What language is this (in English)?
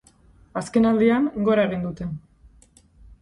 Basque